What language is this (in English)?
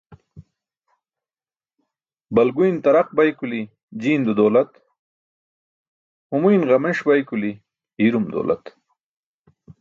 Burushaski